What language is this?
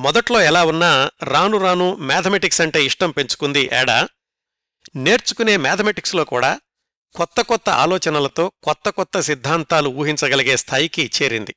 Telugu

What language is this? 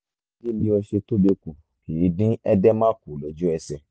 Yoruba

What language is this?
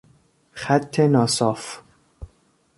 Persian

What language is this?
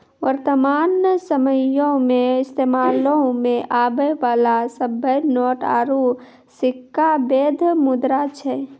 Maithili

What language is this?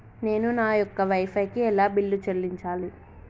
Telugu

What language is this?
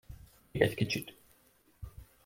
Hungarian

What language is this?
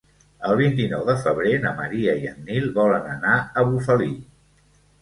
Catalan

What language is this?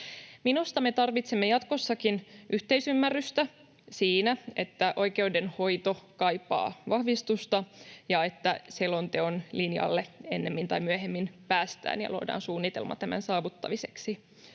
Finnish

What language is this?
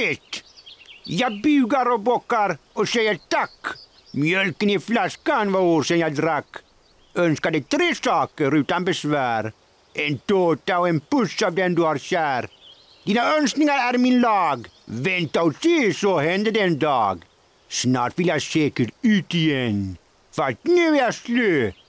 Swedish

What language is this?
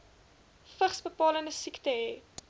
Afrikaans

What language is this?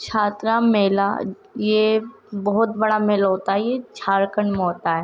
Urdu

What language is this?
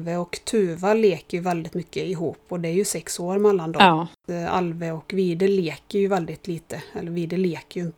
Swedish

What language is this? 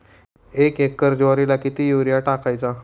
Marathi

